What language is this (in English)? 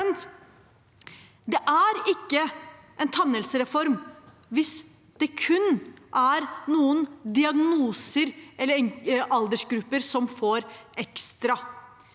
Norwegian